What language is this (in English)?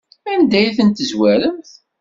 Kabyle